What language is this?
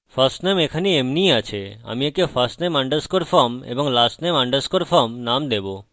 Bangla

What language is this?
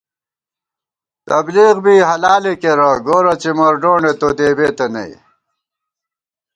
Gawar-Bati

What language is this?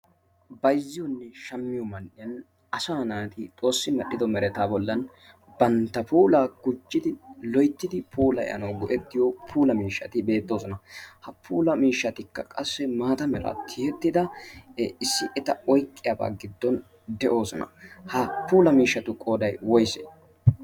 Wolaytta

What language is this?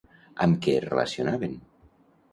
Catalan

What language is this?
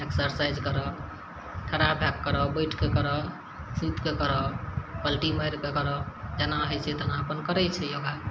Maithili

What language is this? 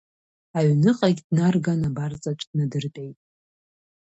Abkhazian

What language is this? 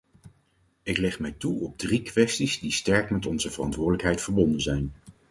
Dutch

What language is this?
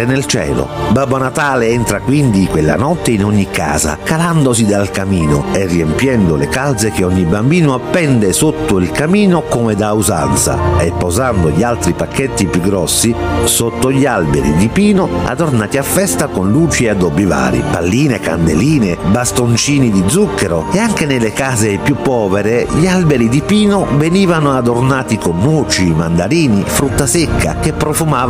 Italian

